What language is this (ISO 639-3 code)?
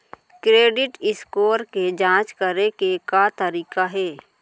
hne